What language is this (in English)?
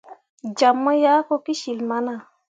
Mundang